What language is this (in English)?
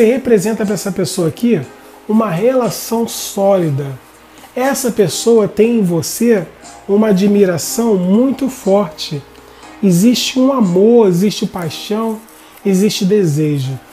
Portuguese